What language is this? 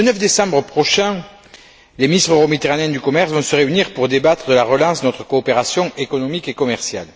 French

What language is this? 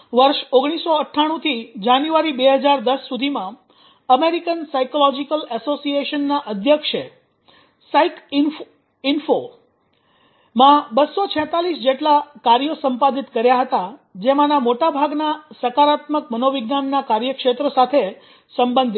Gujarati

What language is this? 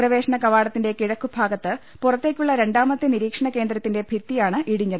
Malayalam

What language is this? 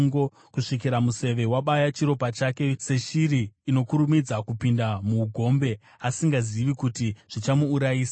Shona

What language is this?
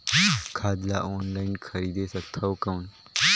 Chhattisgarhi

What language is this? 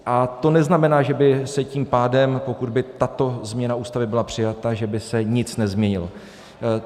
Czech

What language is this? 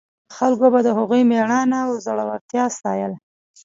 Pashto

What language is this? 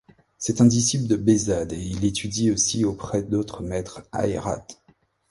French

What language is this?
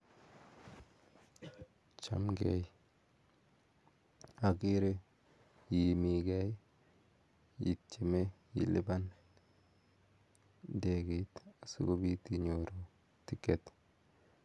Kalenjin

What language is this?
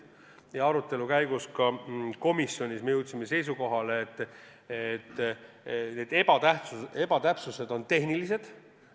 Estonian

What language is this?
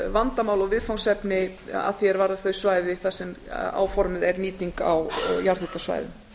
Icelandic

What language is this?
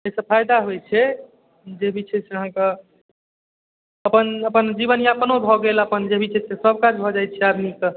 Maithili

